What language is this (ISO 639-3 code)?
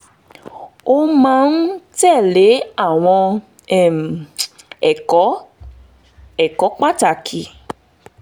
yor